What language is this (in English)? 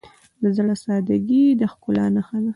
Pashto